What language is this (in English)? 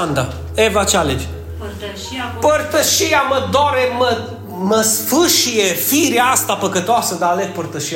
Romanian